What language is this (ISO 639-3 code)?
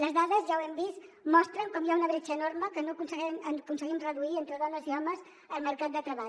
cat